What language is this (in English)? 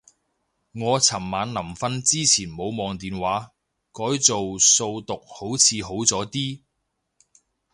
Cantonese